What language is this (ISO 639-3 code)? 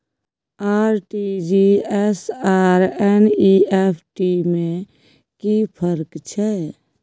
mai